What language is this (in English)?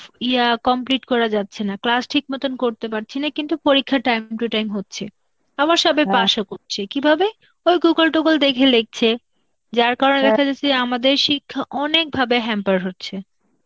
Bangla